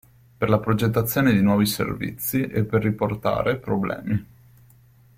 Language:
Italian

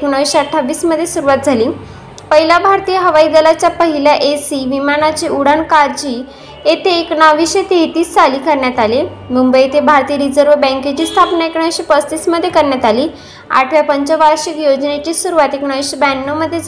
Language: Marathi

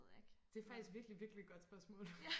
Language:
Danish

